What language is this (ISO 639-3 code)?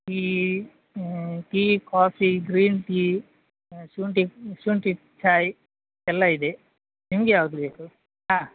kan